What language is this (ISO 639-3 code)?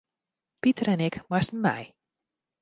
fry